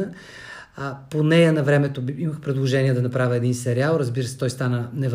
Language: Bulgarian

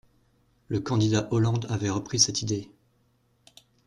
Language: French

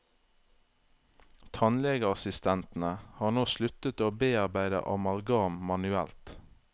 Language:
Norwegian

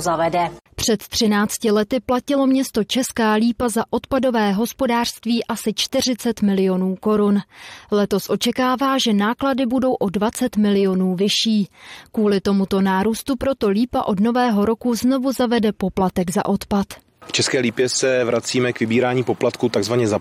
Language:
Czech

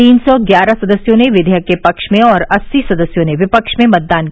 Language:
Hindi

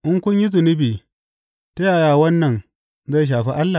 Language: Hausa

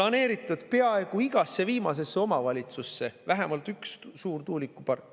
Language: Estonian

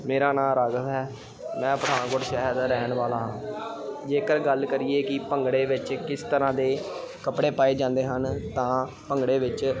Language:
Punjabi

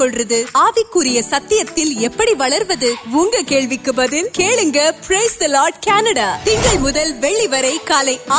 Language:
Urdu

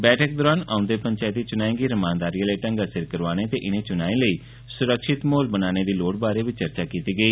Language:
Dogri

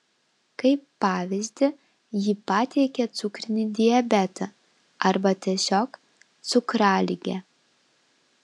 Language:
Lithuanian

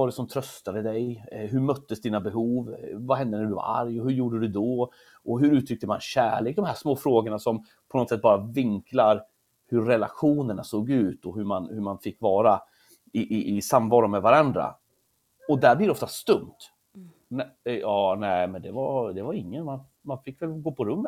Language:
Swedish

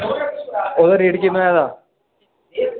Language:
Dogri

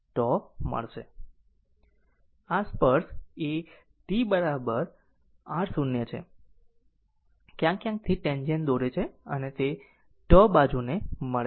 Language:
Gujarati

